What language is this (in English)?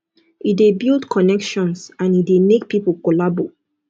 Nigerian Pidgin